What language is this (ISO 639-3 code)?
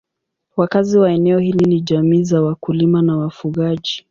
swa